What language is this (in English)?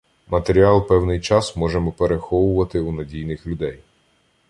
Ukrainian